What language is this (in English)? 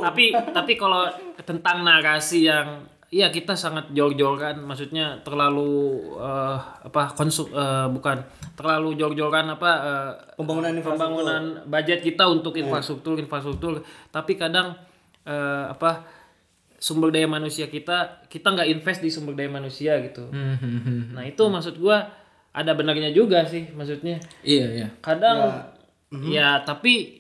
Indonesian